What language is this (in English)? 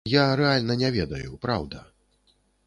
Belarusian